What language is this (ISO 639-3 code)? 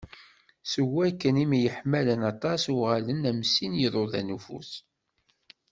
kab